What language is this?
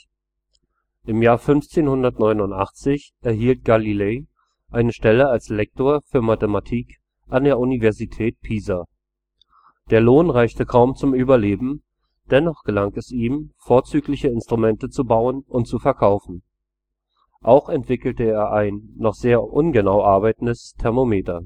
German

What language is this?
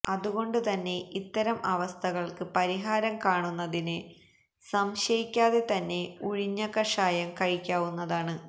Malayalam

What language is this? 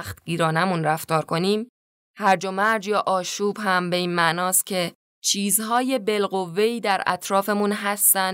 Persian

